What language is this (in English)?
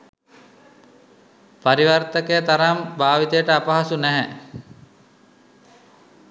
Sinhala